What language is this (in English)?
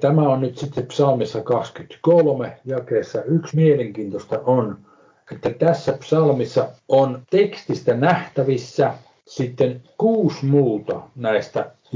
Finnish